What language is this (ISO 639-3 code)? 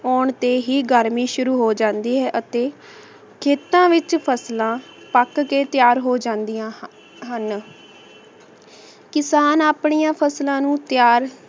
pan